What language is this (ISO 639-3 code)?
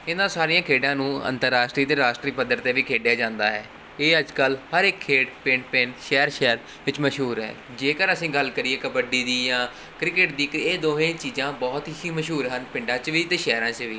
pan